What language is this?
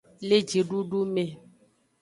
Aja (Benin)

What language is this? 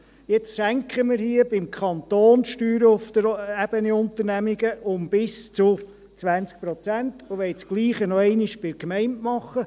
Swiss German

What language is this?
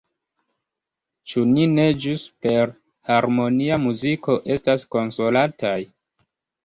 Esperanto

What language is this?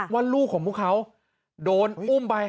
Thai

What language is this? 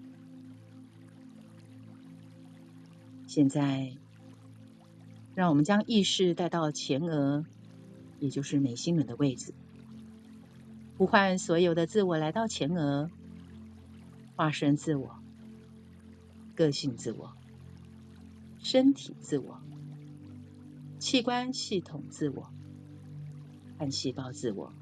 Chinese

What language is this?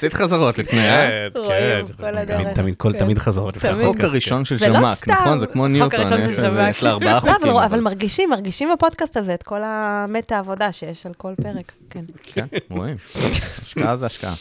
Hebrew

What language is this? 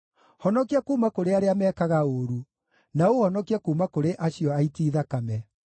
Kikuyu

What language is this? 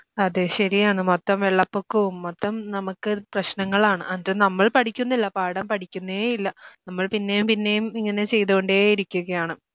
Malayalam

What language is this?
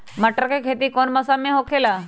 Magahi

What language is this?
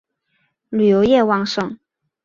Chinese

